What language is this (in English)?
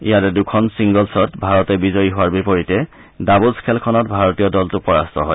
Assamese